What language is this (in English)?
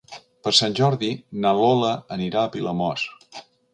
Catalan